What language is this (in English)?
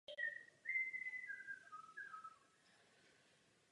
Czech